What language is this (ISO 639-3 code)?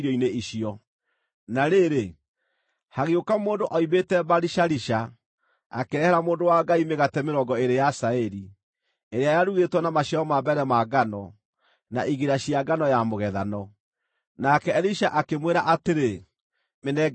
kik